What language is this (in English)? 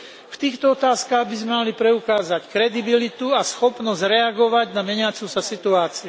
Slovak